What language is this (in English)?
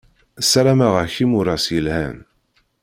Kabyle